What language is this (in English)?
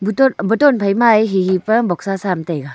Wancho Naga